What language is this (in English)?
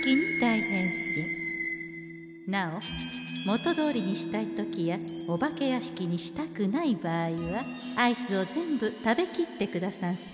Japanese